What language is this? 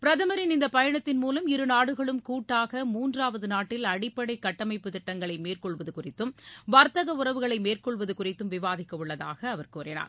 Tamil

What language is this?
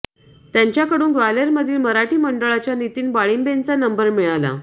Marathi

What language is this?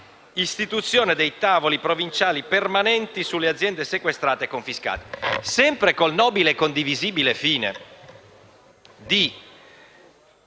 Italian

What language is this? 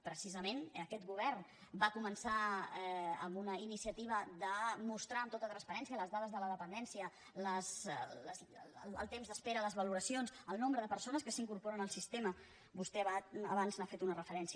Catalan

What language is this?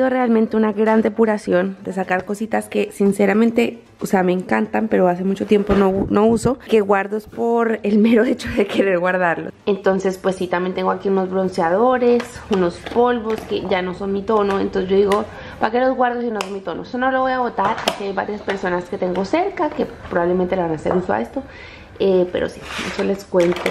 Spanish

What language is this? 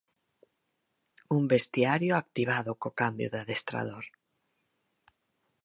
Galician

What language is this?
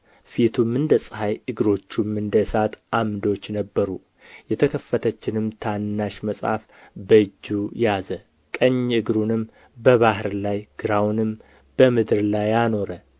Amharic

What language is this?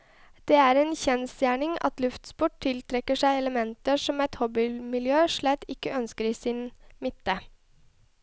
Norwegian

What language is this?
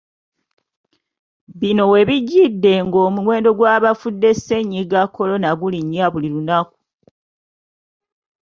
Ganda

